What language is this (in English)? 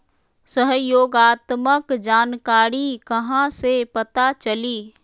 Magahi